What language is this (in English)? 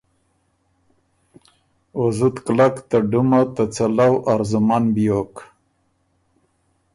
Ormuri